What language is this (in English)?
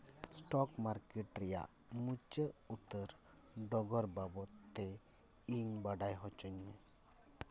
Santali